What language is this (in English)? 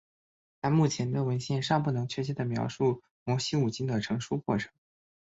Chinese